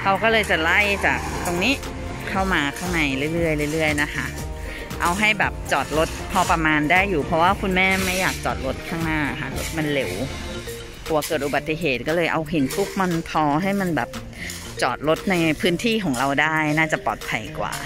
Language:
Thai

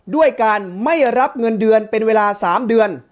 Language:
Thai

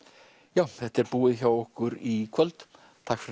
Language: Icelandic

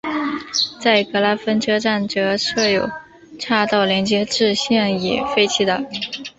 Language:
Chinese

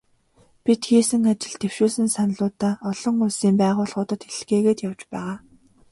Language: Mongolian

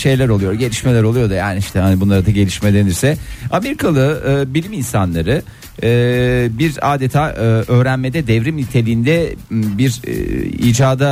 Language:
Turkish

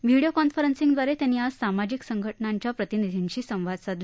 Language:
Marathi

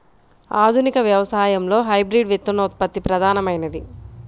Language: Telugu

